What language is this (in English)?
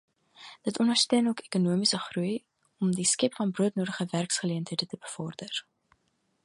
Afrikaans